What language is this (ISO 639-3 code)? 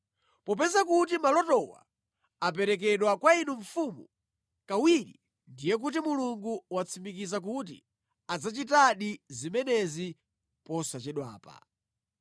nya